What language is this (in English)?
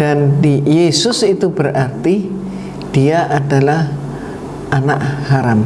Indonesian